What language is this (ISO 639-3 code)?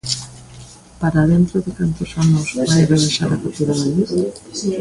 glg